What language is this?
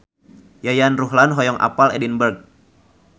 Sundanese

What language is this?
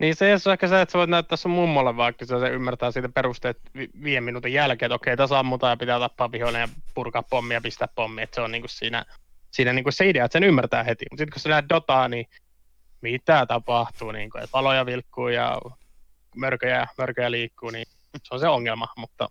Finnish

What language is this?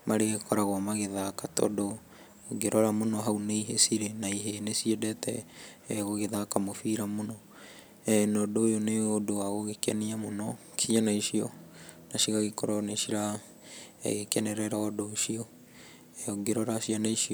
Kikuyu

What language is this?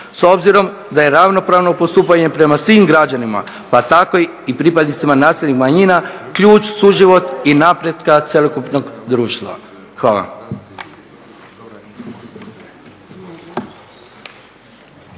Croatian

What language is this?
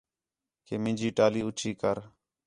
Khetrani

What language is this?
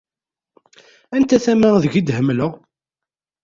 Kabyle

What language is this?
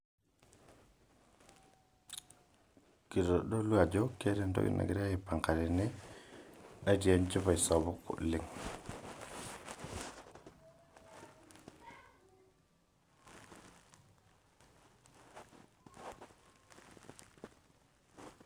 Masai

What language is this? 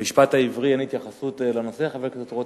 Hebrew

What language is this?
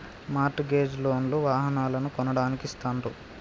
Telugu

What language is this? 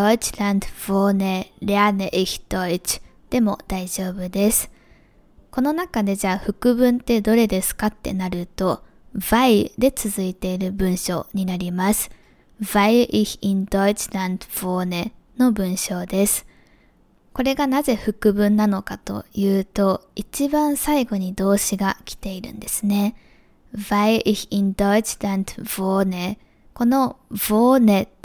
Japanese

